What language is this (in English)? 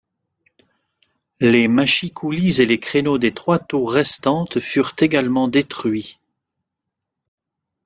French